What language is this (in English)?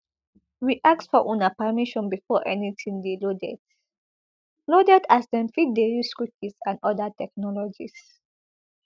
Nigerian Pidgin